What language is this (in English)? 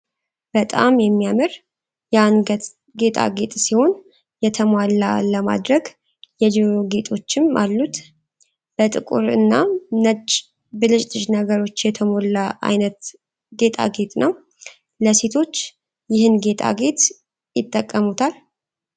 Amharic